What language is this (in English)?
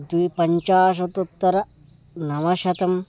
Sanskrit